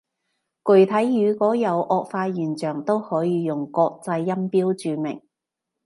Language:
Cantonese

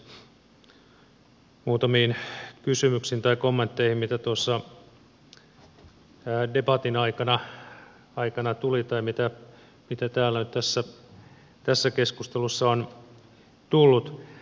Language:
Finnish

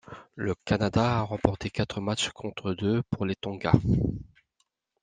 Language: French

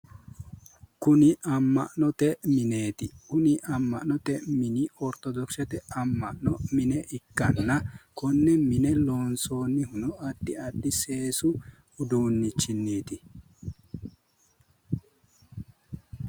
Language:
Sidamo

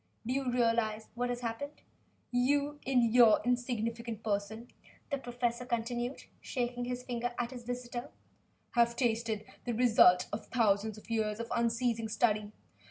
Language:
English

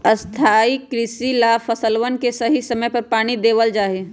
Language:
Magahi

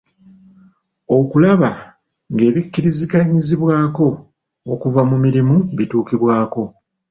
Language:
Ganda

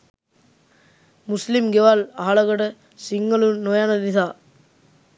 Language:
Sinhala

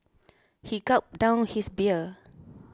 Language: English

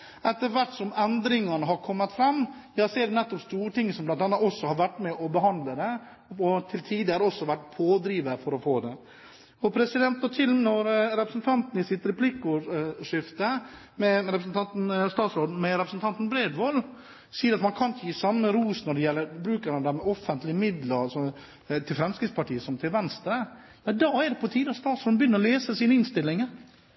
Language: Norwegian Bokmål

